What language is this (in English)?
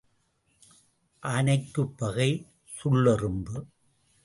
Tamil